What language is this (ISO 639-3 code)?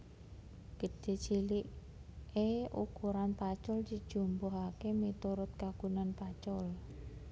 jav